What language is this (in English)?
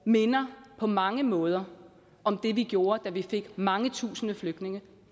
Danish